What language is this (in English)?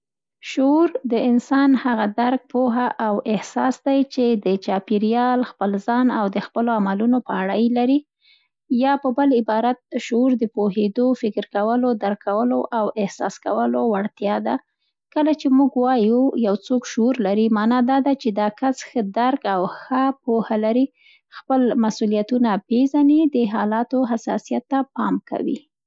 Central Pashto